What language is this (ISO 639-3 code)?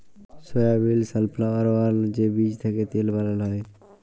ben